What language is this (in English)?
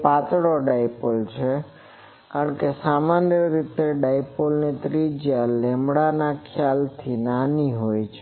Gujarati